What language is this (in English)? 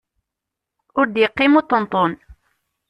Kabyle